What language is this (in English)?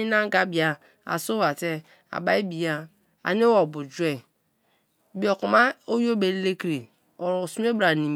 Kalabari